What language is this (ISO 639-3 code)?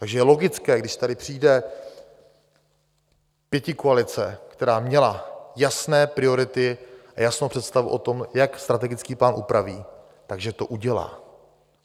ces